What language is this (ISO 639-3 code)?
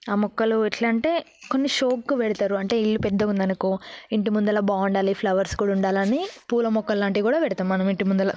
tel